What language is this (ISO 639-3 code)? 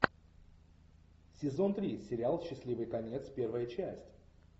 rus